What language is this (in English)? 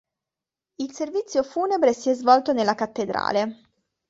Italian